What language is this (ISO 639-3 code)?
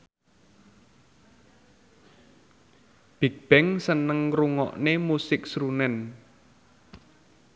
jav